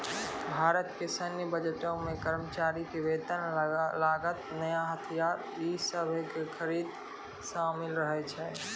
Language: Maithili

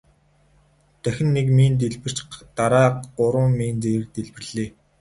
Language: Mongolian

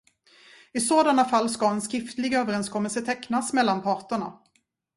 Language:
Swedish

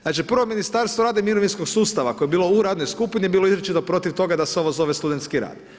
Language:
Croatian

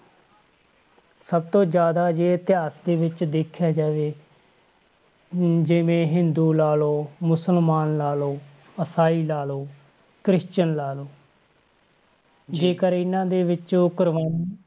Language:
Punjabi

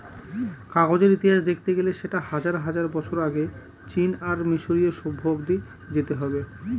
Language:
Bangla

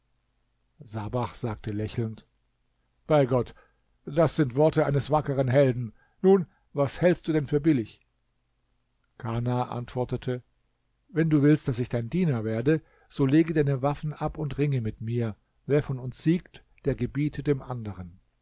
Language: German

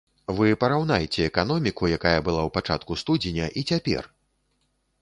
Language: Belarusian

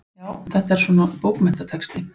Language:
Icelandic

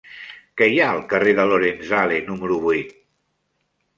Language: Catalan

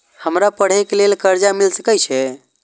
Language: Maithili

